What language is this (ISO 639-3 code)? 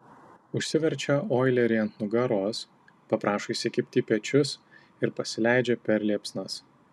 lit